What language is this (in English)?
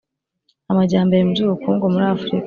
Kinyarwanda